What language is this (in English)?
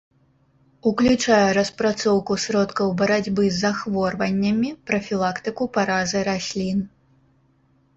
Belarusian